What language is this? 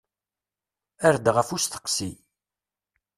Kabyle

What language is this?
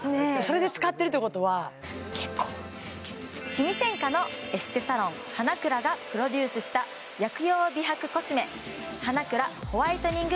Japanese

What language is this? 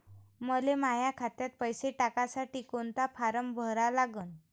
Marathi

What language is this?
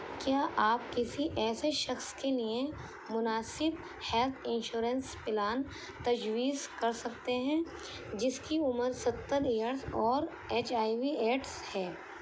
Urdu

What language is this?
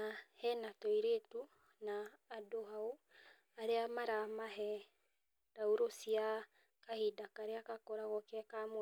Kikuyu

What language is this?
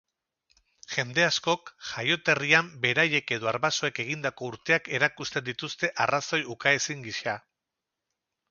Basque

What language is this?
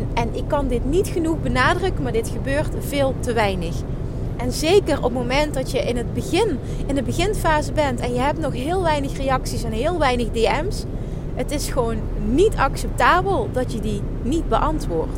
Dutch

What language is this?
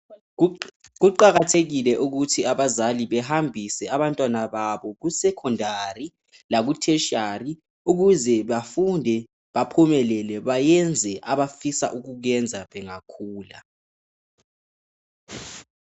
North Ndebele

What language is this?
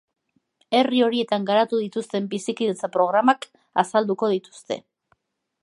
Basque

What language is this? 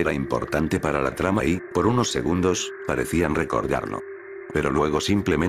Spanish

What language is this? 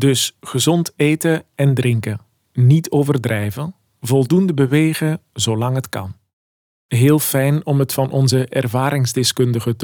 Dutch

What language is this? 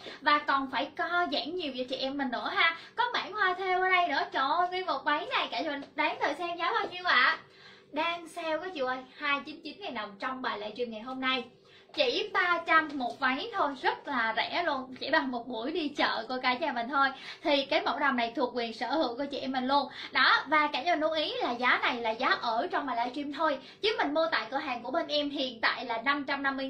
Vietnamese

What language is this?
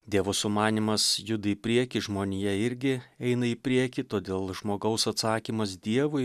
Lithuanian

